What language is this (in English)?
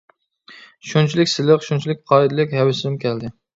Uyghur